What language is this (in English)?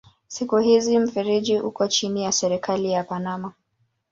Swahili